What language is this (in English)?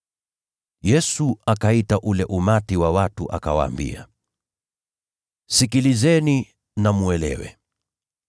Swahili